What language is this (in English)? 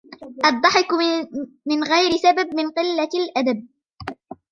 Arabic